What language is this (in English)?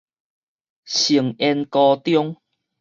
Min Nan Chinese